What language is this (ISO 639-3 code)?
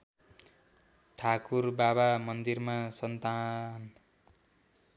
nep